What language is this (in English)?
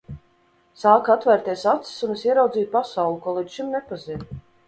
Latvian